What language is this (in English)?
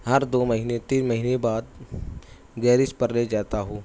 Urdu